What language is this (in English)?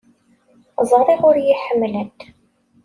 Kabyle